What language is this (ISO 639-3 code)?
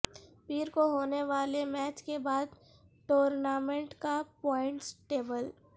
urd